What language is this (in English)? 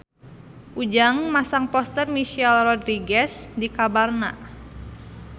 Sundanese